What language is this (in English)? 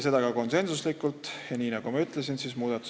Estonian